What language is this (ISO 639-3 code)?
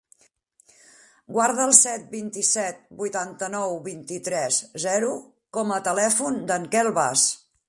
cat